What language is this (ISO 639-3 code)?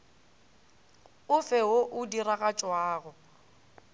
nso